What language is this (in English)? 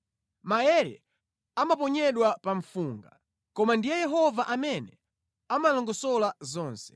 Nyanja